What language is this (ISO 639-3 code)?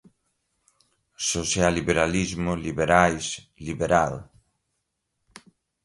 por